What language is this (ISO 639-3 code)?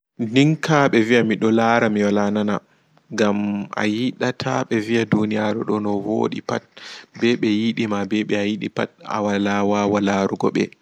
ful